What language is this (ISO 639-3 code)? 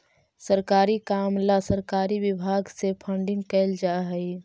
mag